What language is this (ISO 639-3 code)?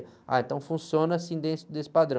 por